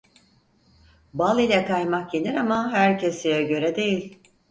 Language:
Turkish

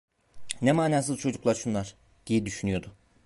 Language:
Turkish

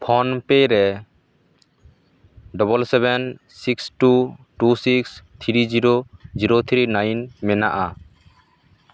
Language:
Santali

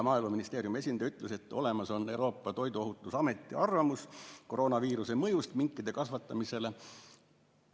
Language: Estonian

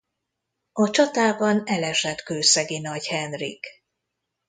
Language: Hungarian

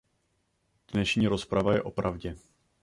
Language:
Czech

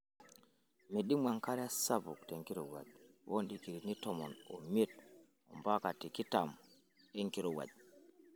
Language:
Masai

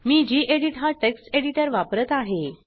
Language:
Marathi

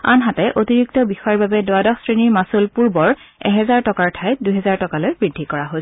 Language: Assamese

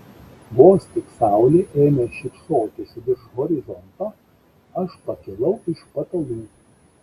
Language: Lithuanian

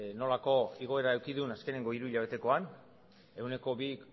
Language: Basque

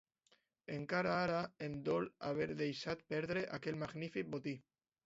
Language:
Catalan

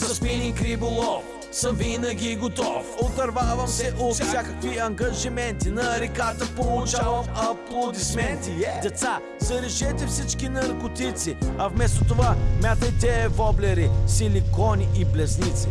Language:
Bulgarian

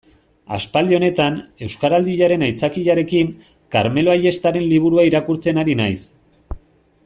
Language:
Basque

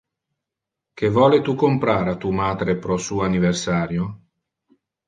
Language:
Interlingua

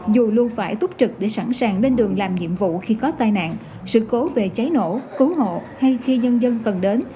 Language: Vietnamese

